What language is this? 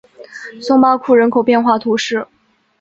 Chinese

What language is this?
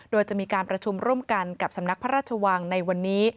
Thai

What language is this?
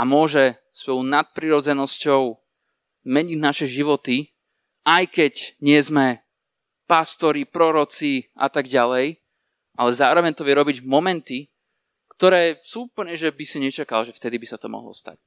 Slovak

